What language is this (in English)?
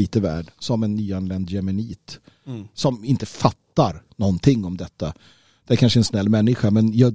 Swedish